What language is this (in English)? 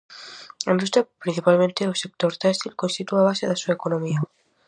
Galician